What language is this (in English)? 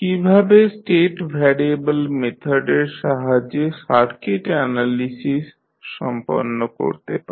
Bangla